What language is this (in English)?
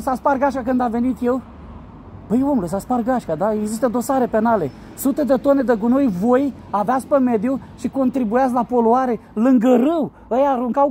Romanian